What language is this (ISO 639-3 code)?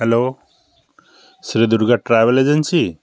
ben